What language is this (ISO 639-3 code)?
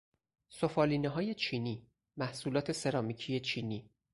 fas